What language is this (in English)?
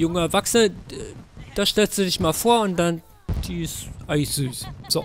German